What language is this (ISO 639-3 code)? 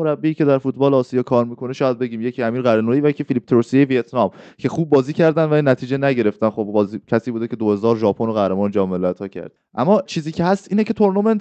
fas